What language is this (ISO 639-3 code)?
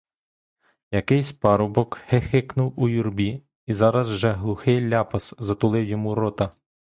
ukr